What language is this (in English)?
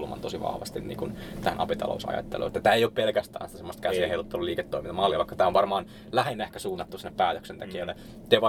Finnish